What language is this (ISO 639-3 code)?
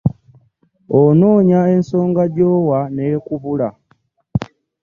lug